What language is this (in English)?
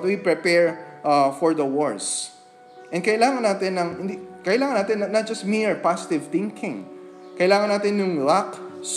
Filipino